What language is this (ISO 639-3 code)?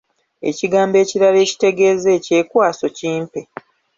lug